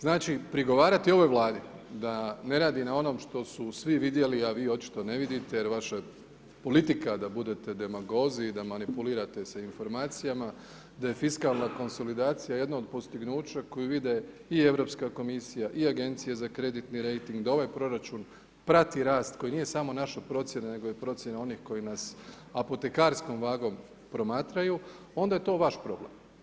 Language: Croatian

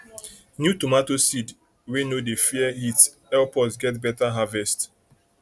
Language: Nigerian Pidgin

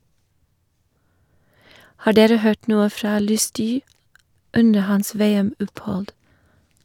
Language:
Norwegian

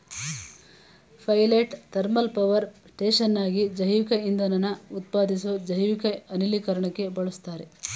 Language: Kannada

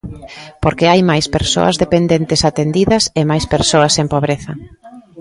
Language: Galician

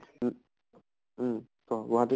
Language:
Assamese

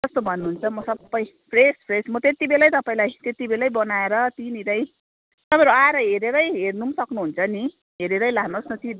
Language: Nepali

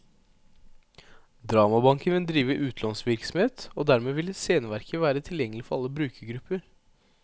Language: Norwegian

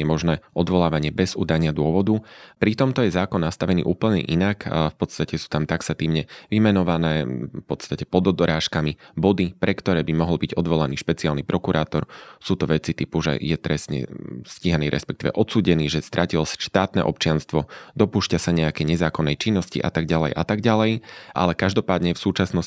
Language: Slovak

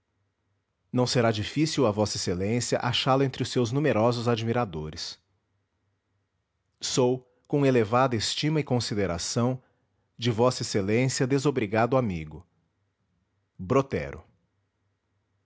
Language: Portuguese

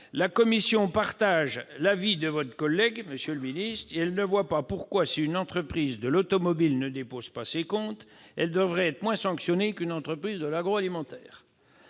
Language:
French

